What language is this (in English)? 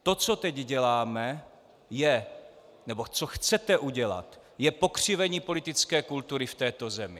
Czech